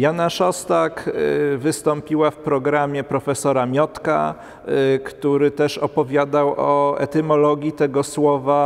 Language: Polish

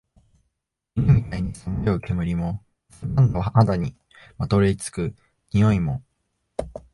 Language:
Japanese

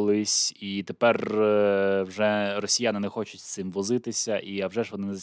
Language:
Ukrainian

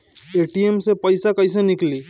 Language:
Bhojpuri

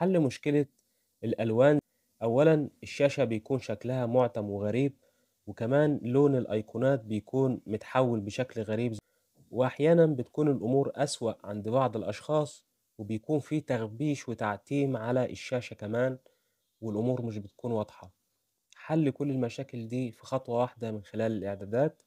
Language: Arabic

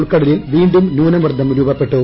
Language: Malayalam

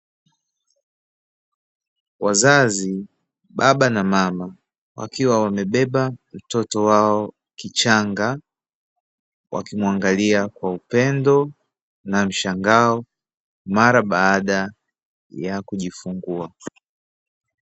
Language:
Swahili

